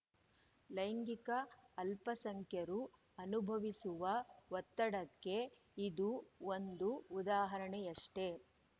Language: Kannada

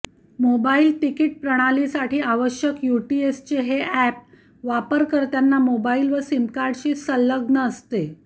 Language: Marathi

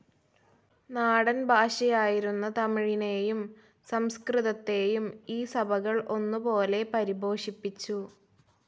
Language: Malayalam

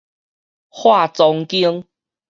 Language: Min Nan Chinese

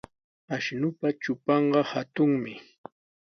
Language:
Sihuas Ancash Quechua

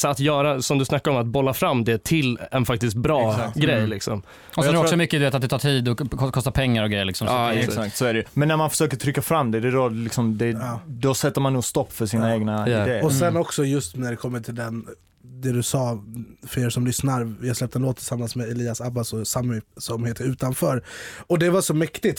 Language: Swedish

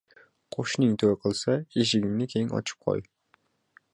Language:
Uzbek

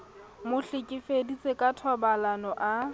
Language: Southern Sotho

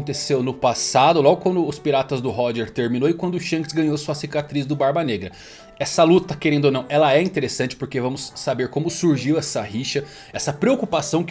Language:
Portuguese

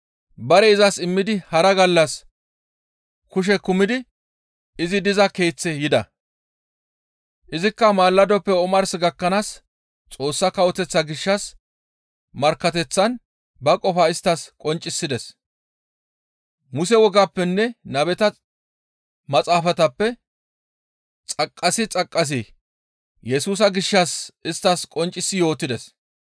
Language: Gamo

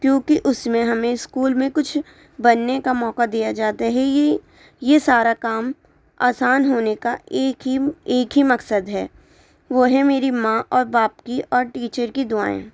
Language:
Urdu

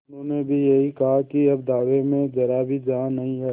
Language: Hindi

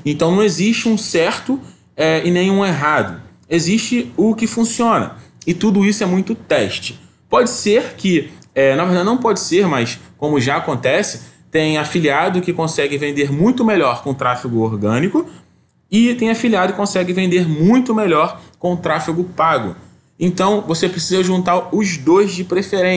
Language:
Portuguese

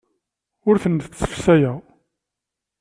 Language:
Kabyle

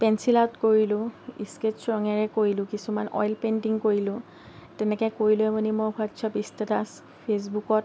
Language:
Assamese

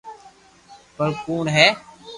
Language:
Loarki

